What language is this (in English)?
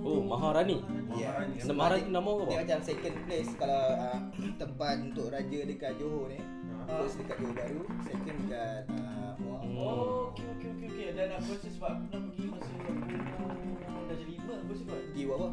Malay